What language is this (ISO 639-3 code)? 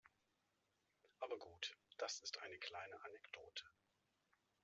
deu